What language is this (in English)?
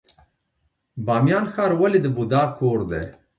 Pashto